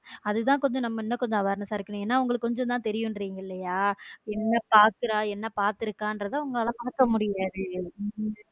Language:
Tamil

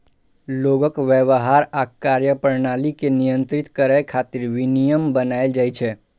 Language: Maithili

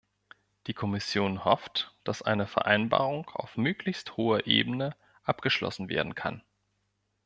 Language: German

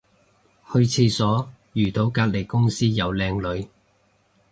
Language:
Cantonese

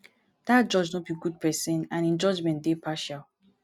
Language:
Nigerian Pidgin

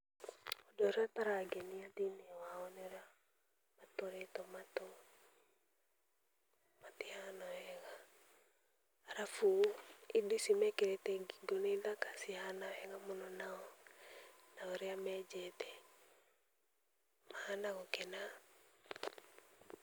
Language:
Kikuyu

